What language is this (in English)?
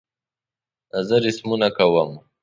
Pashto